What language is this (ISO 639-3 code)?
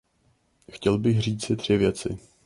ces